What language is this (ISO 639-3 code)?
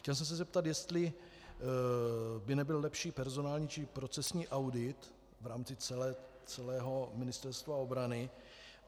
ces